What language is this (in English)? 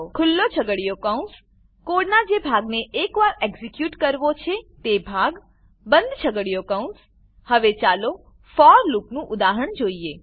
Gujarati